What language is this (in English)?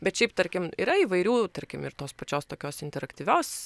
Lithuanian